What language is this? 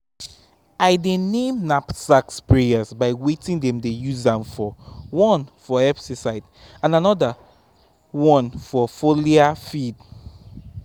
Nigerian Pidgin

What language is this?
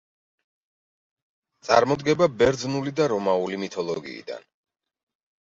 Georgian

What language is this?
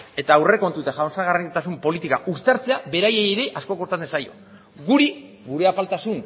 Basque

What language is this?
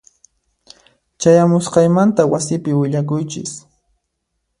Puno Quechua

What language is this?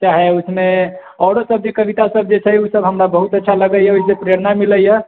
Maithili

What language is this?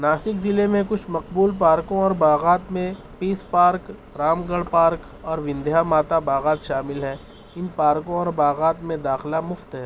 Urdu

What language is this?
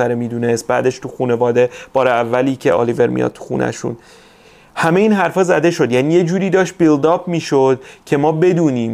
Persian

